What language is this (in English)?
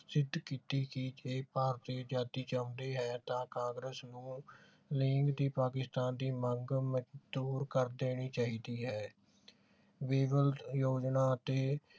Punjabi